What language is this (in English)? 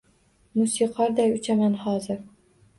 Uzbek